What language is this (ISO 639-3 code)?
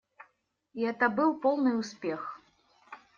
rus